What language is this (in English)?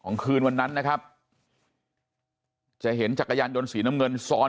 Thai